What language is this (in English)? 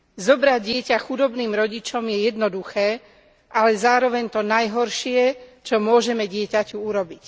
Slovak